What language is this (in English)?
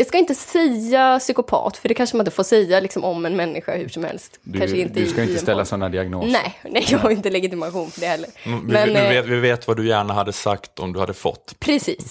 Swedish